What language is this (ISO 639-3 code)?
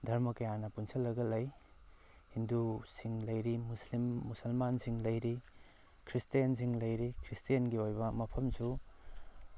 mni